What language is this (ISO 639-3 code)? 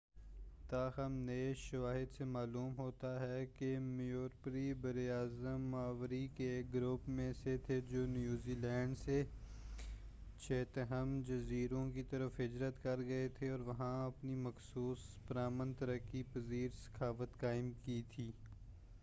urd